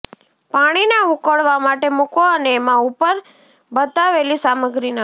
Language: Gujarati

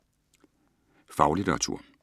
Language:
Danish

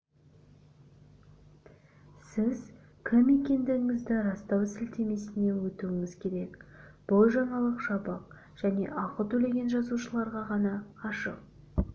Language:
Kazakh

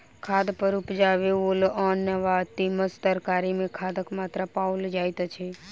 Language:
Maithili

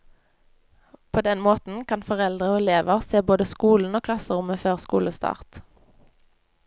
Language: Norwegian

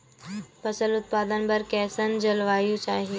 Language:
Chhattisgarhi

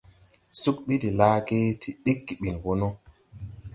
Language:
Tupuri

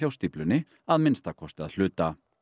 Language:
Icelandic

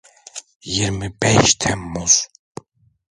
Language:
Turkish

